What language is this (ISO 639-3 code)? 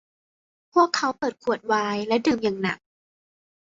tha